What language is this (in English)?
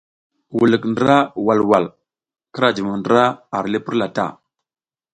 South Giziga